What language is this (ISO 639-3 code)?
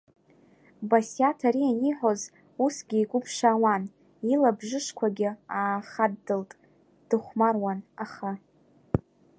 abk